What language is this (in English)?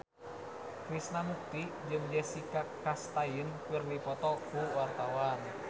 Sundanese